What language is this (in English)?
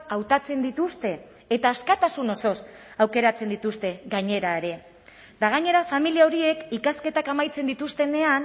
Basque